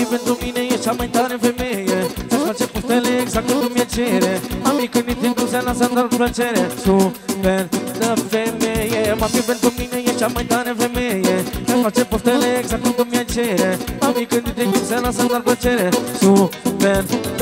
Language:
Romanian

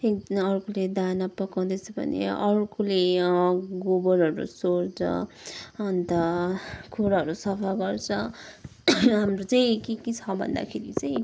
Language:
Nepali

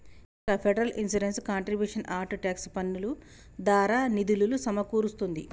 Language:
Telugu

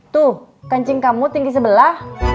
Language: Indonesian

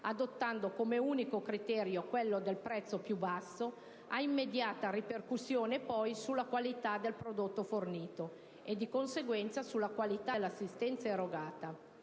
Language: Italian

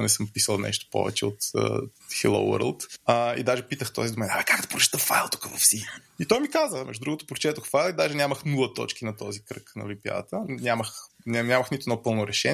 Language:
Bulgarian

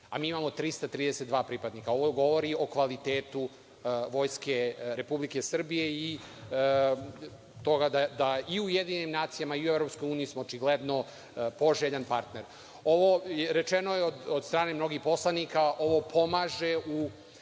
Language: Serbian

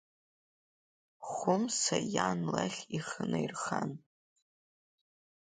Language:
Abkhazian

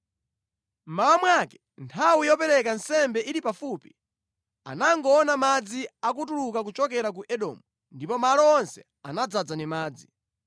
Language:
Nyanja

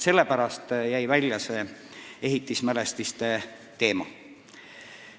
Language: Estonian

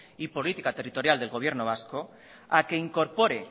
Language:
Spanish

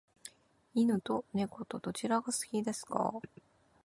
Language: Japanese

